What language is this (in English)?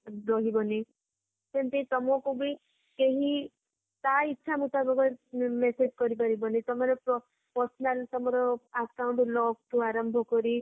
Odia